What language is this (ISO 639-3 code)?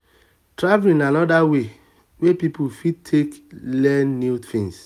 pcm